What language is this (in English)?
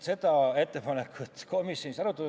Estonian